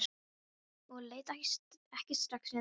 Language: Icelandic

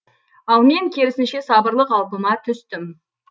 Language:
Kazakh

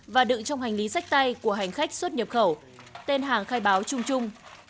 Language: Vietnamese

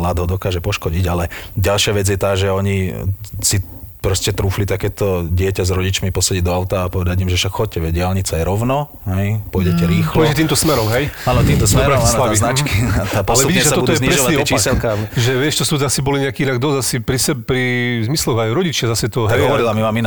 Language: Slovak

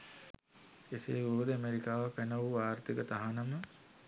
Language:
Sinhala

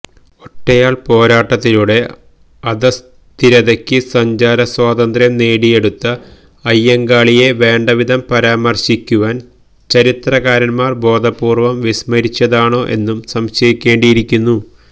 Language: Malayalam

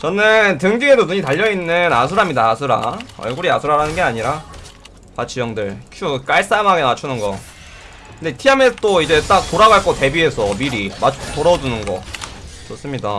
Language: Korean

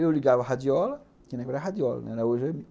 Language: Portuguese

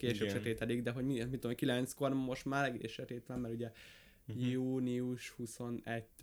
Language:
Hungarian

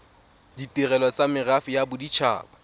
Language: Tswana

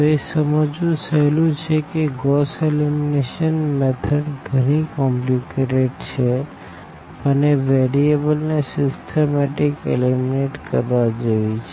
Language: Gujarati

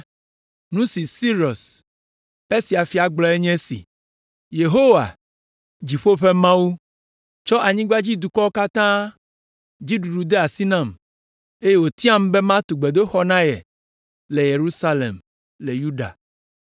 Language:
Ewe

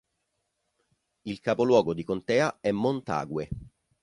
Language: Italian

